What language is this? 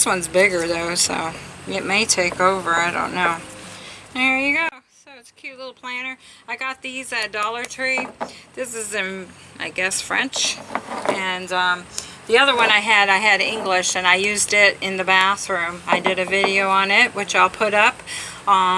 English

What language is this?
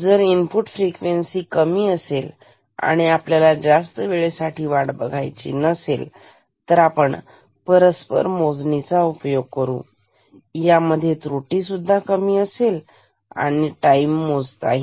Marathi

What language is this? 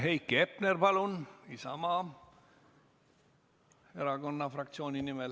Estonian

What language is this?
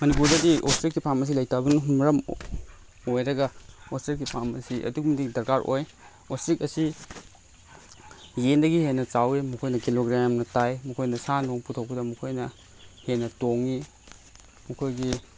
Manipuri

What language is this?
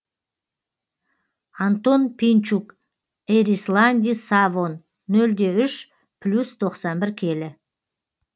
Kazakh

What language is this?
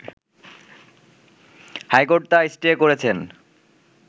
Bangla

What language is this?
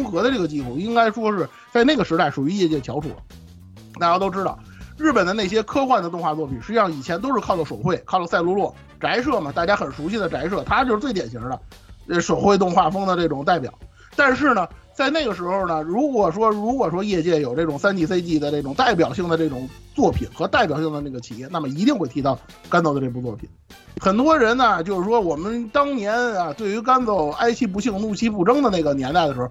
Chinese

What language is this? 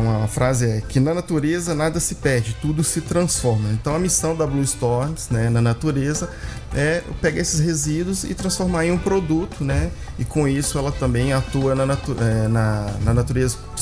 Portuguese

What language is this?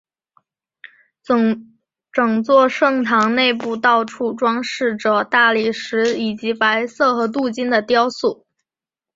Chinese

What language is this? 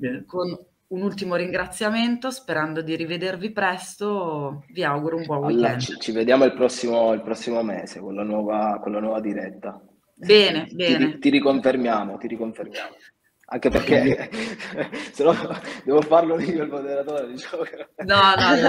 Italian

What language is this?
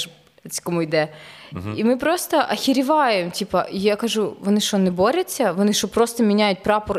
Ukrainian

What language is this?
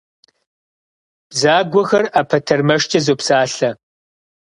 Kabardian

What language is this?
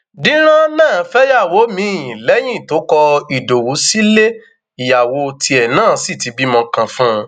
Yoruba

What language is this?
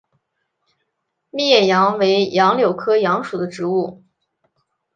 Chinese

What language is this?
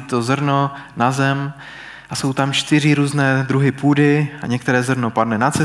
Czech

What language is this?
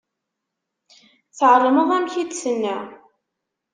Kabyle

